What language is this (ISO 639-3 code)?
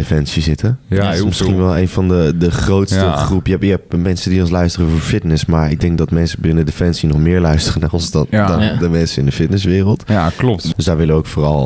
nld